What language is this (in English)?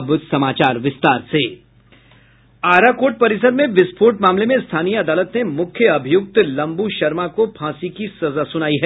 Hindi